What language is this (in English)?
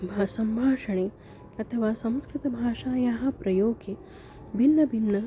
Sanskrit